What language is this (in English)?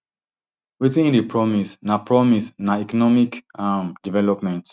Nigerian Pidgin